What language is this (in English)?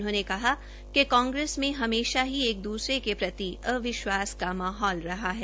Hindi